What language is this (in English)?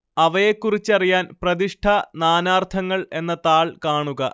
Malayalam